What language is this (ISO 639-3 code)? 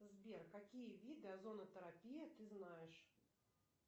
rus